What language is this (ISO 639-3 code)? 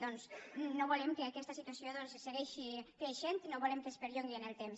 cat